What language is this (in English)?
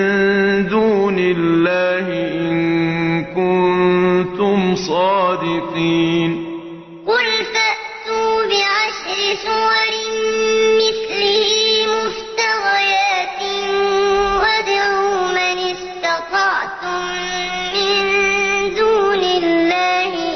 Arabic